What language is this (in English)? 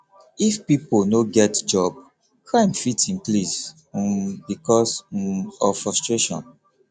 Nigerian Pidgin